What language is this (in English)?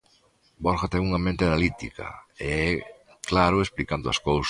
Galician